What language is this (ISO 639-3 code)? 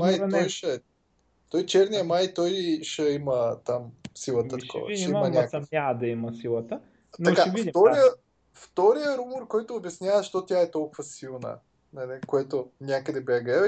bul